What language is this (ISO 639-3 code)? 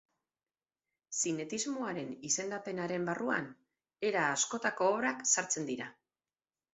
eus